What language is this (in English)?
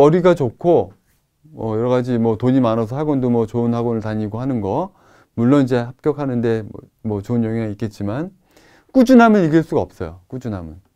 Korean